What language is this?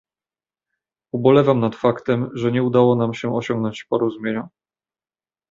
Polish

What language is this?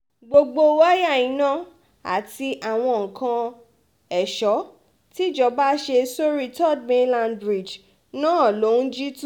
Yoruba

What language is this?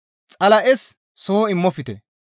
Gamo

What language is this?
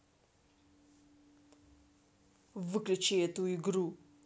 Russian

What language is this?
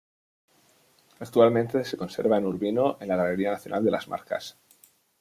Spanish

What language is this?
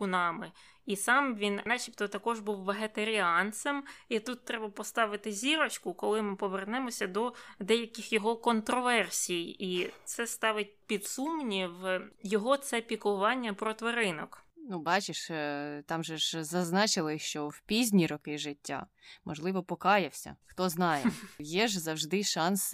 Ukrainian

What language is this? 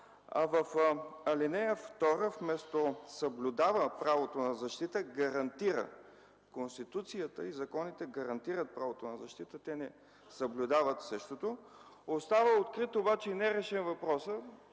Bulgarian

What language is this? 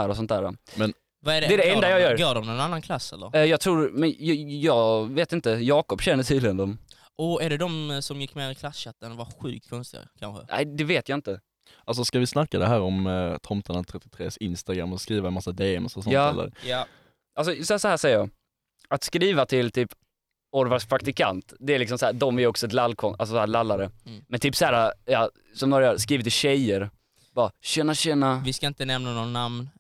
Swedish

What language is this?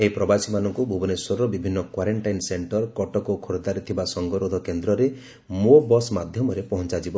Odia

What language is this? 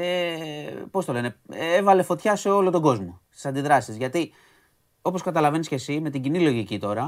Greek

